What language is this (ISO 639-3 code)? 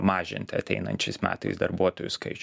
lit